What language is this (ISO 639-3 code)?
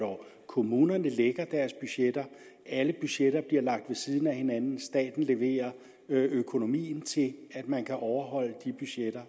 dan